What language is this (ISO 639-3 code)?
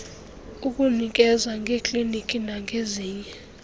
xho